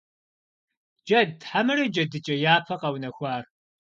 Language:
Kabardian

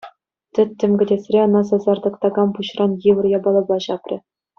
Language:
Chuvash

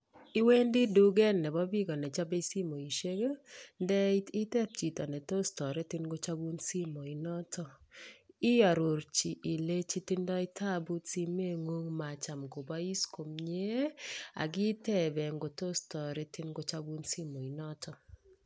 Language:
Kalenjin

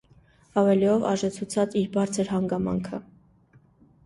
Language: Armenian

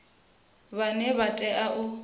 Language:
Venda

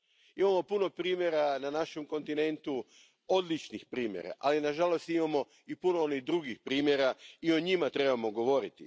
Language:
Croatian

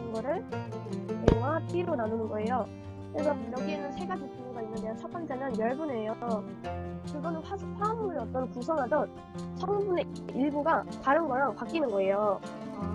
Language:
Korean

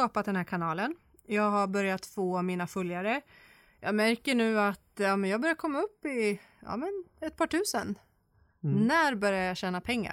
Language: Swedish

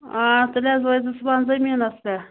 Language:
Kashmiri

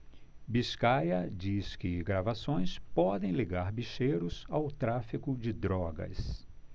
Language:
Portuguese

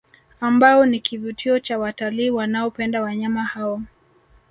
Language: Swahili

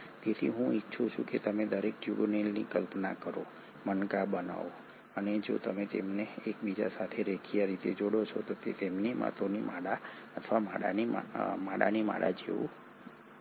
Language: Gujarati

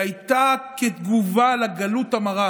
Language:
Hebrew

